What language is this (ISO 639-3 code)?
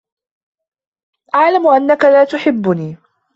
ara